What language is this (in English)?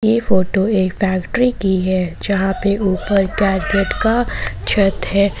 Hindi